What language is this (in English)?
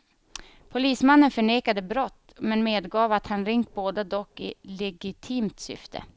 Swedish